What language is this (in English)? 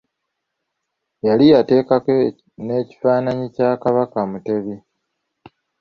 Ganda